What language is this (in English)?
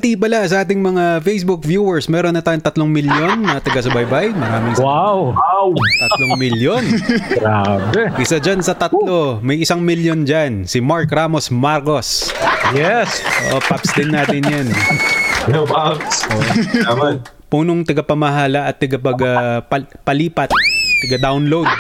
Filipino